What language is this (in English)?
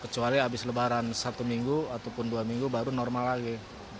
Indonesian